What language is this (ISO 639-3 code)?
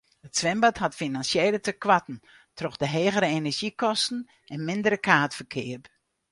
fry